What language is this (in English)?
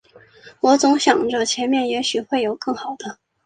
Chinese